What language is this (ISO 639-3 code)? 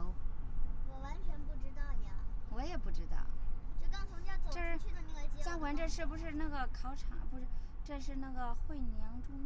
zho